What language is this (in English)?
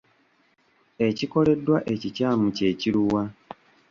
Ganda